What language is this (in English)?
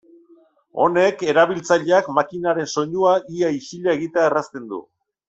Basque